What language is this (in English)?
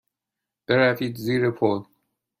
Persian